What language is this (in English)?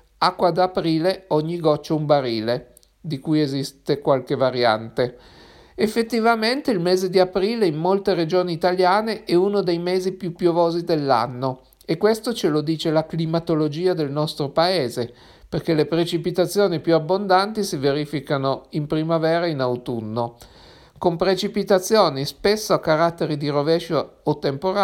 Italian